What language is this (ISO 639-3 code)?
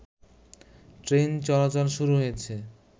ben